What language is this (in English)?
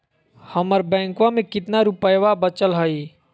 Magahi